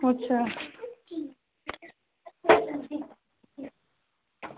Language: Dogri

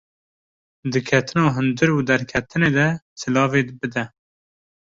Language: Kurdish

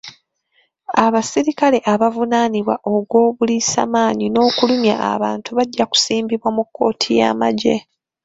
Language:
Ganda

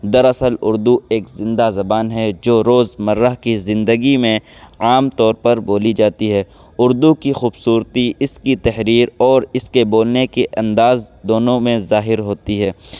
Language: Urdu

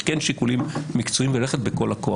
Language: Hebrew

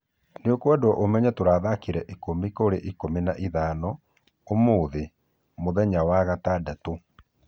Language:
Kikuyu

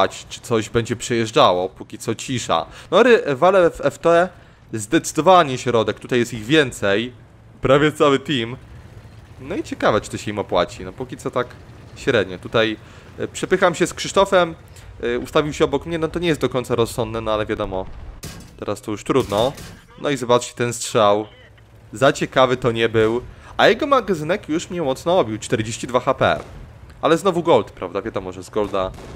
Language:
Polish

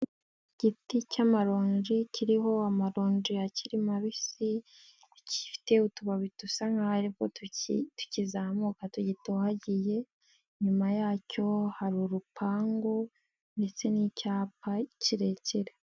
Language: Kinyarwanda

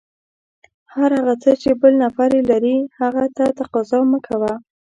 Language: Pashto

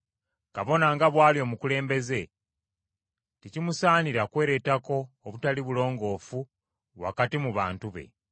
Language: Ganda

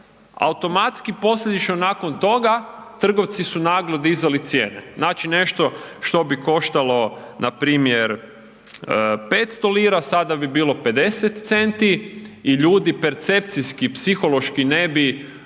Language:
Croatian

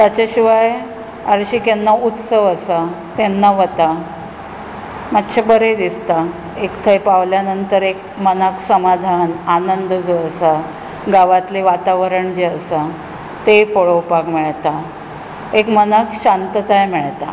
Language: Konkani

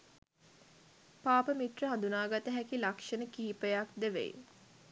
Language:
Sinhala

